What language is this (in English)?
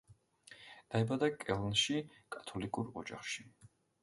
Georgian